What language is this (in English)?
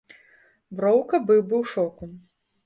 Belarusian